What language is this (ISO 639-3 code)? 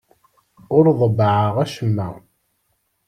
kab